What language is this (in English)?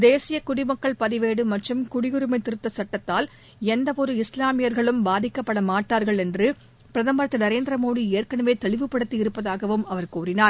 Tamil